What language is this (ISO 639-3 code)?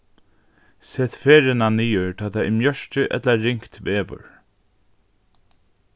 fao